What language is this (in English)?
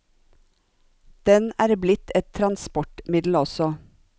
Norwegian